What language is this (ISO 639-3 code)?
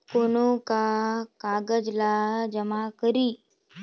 hne